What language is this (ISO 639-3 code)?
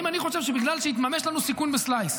heb